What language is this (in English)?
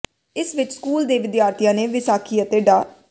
Punjabi